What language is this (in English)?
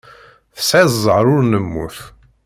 Kabyle